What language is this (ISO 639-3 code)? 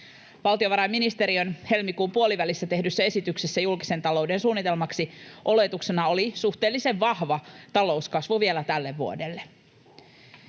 fin